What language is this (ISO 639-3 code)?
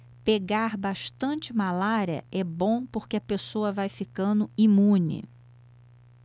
por